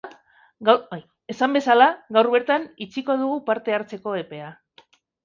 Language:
Basque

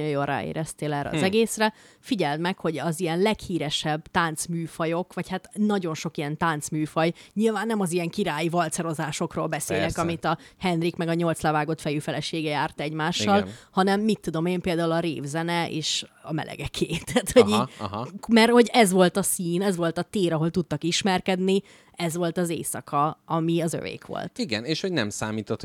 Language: Hungarian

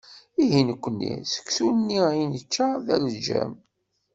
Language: Kabyle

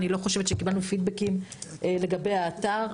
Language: Hebrew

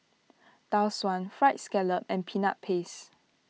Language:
English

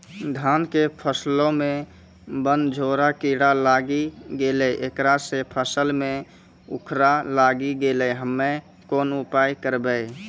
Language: Maithili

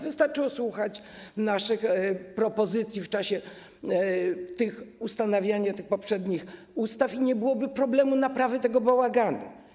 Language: Polish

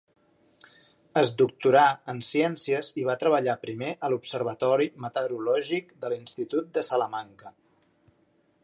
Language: Catalan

